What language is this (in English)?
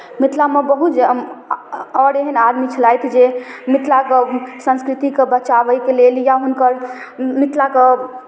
Maithili